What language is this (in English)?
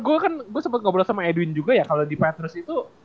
Indonesian